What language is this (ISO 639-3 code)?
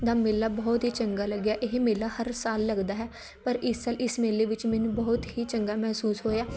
pan